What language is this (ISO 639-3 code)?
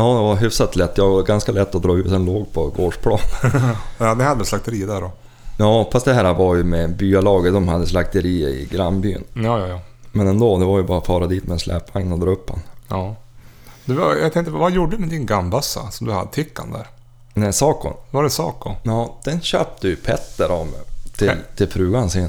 swe